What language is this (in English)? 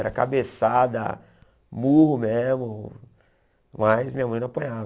Portuguese